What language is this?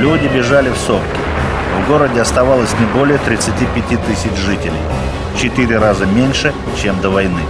Russian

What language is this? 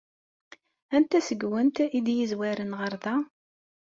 Kabyle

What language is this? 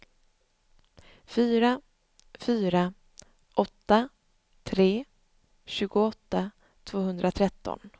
Swedish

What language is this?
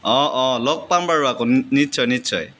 Assamese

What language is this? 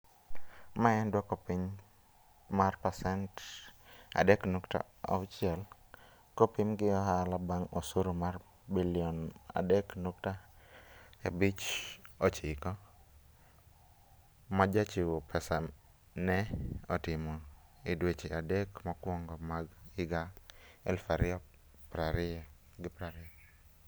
Luo (Kenya and Tanzania)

